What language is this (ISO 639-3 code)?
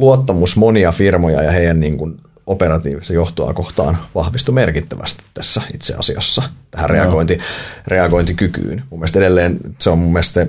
fin